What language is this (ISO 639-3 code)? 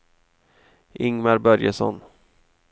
swe